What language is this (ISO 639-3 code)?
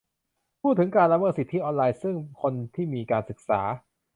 tha